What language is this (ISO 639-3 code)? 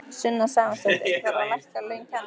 isl